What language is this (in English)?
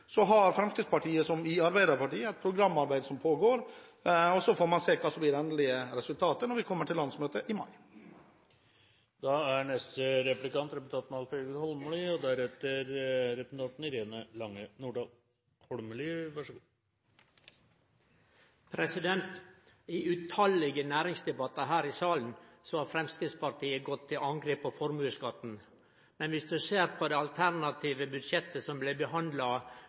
Norwegian